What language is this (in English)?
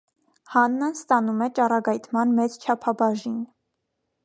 Armenian